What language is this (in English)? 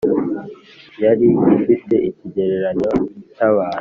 Kinyarwanda